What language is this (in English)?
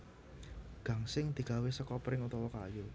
Javanese